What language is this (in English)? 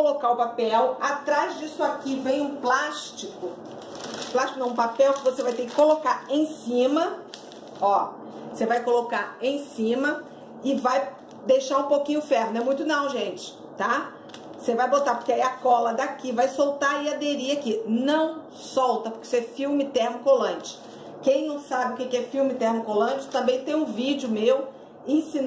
Portuguese